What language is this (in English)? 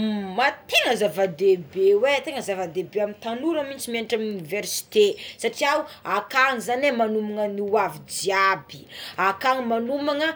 Tsimihety Malagasy